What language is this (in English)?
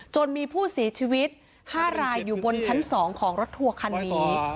Thai